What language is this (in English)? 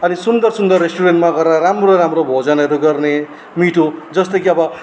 Nepali